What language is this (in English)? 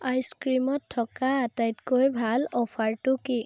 Assamese